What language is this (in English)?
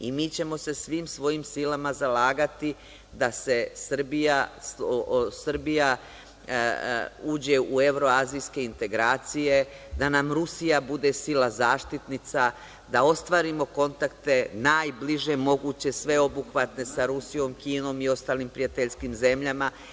Serbian